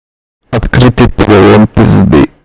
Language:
Russian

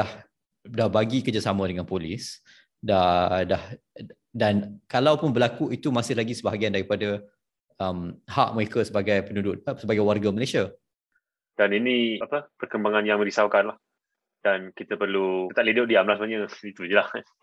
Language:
Malay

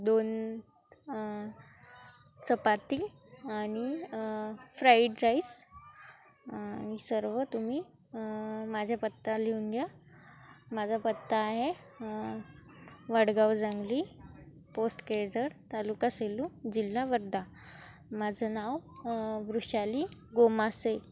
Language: Marathi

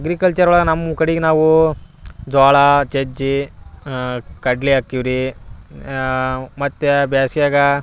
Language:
Kannada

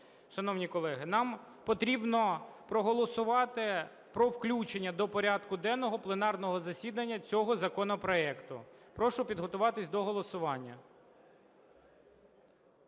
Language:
Ukrainian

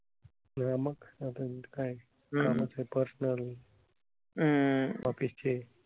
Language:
Marathi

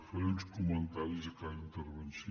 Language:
Catalan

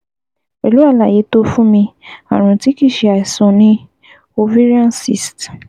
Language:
Yoruba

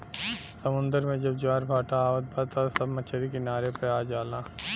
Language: Bhojpuri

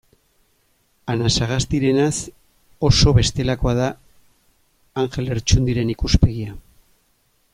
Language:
Basque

